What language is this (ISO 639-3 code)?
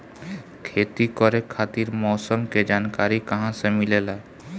bho